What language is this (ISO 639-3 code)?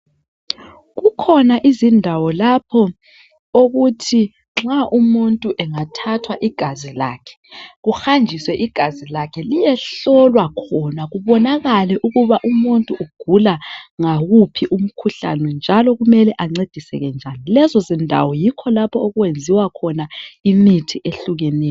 nde